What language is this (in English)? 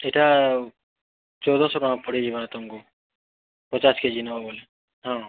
Odia